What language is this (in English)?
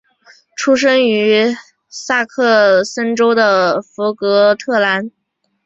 Chinese